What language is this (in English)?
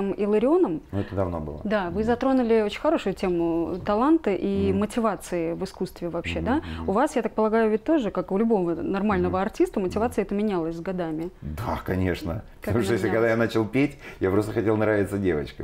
Russian